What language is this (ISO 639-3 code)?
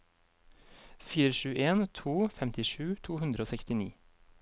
nor